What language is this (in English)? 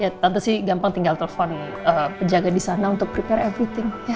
Indonesian